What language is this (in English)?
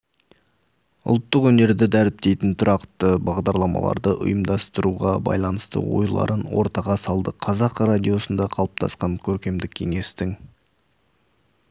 Kazakh